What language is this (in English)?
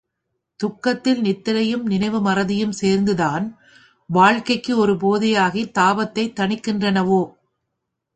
Tamil